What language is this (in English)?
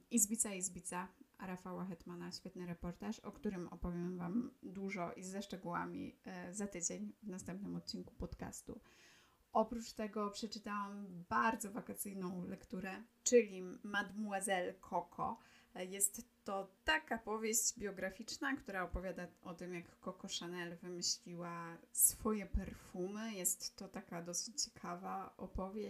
Polish